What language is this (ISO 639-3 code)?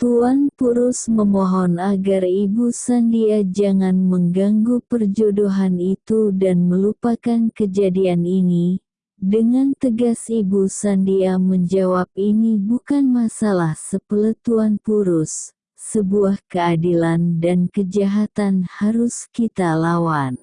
ind